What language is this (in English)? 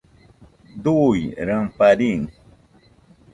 Nüpode Huitoto